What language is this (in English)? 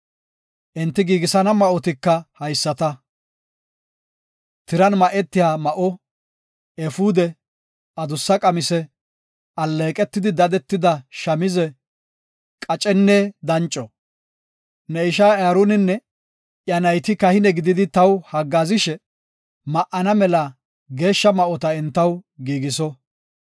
Gofa